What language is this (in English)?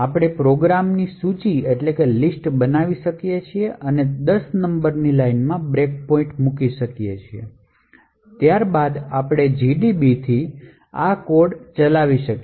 Gujarati